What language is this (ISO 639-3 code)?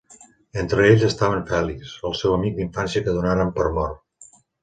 cat